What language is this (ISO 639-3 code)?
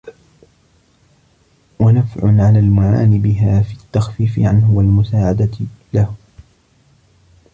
ara